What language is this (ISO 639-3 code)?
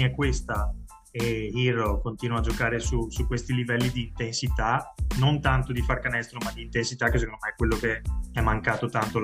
ita